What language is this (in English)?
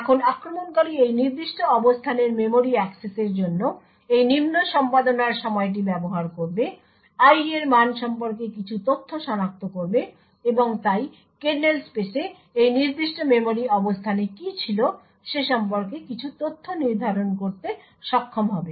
Bangla